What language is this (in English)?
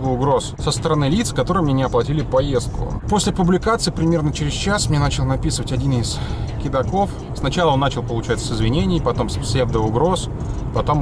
Russian